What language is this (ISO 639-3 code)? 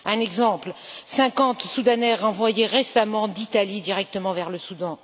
fra